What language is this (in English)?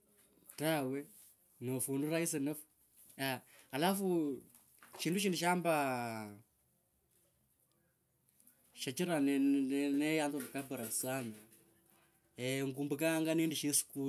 Kabras